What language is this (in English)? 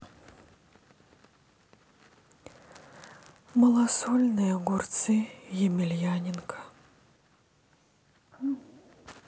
Russian